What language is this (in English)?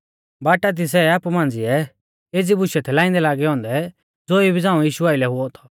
Mahasu Pahari